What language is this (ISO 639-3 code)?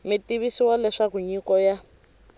tso